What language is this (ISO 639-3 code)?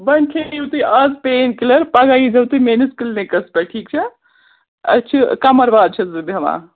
kas